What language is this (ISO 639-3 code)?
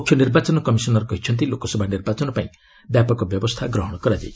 ori